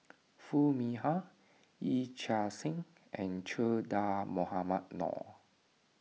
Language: English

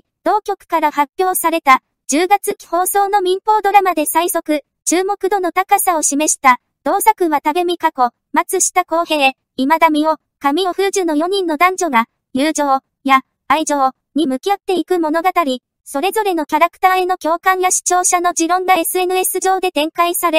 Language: Japanese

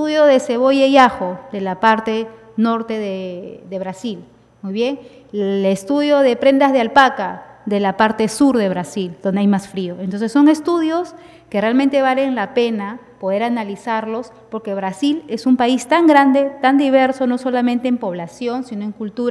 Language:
Spanish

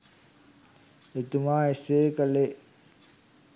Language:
Sinhala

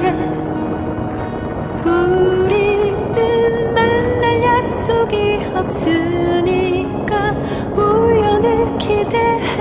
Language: English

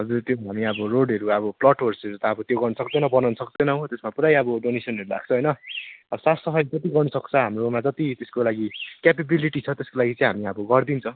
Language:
Nepali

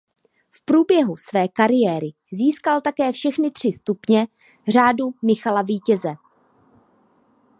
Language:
Czech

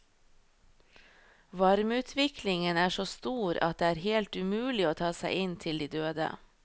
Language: Norwegian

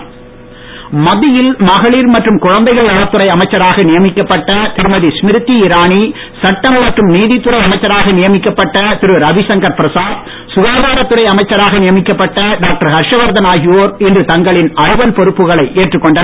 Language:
Tamil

